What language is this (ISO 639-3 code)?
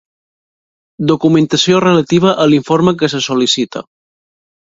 cat